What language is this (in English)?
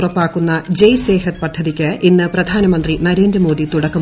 Malayalam